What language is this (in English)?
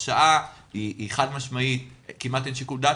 Hebrew